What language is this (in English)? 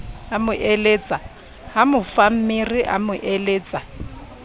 Southern Sotho